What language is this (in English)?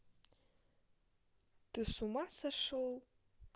Russian